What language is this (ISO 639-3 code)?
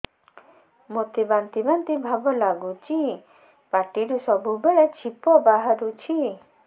ori